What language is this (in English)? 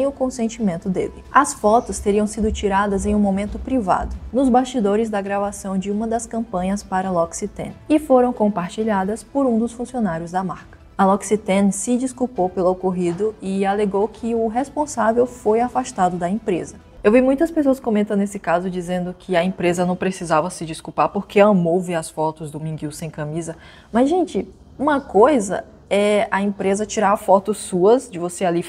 Portuguese